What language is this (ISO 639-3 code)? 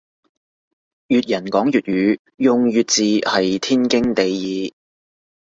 yue